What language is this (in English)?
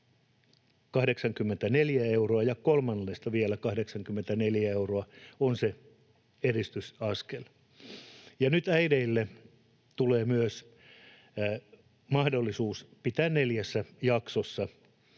Finnish